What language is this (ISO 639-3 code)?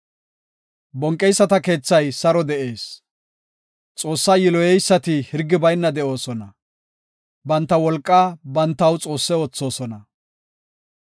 gof